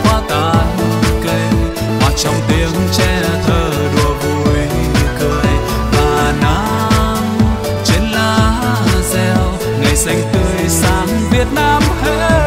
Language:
Vietnamese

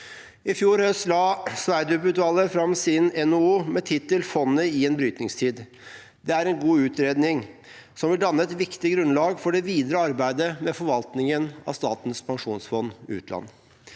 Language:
Norwegian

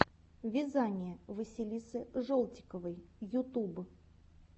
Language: Russian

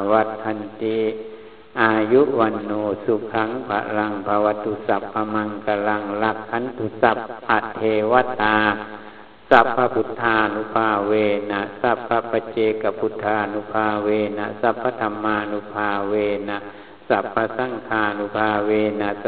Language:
Thai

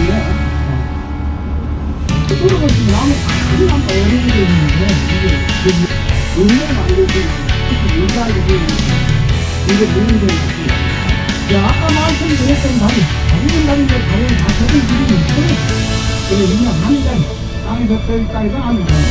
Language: Korean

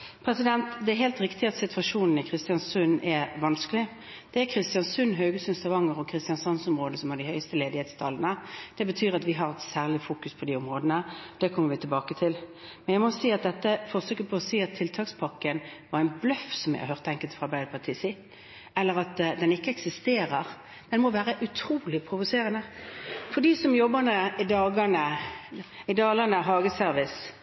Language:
Norwegian Bokmål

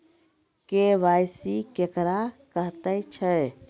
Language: Maithili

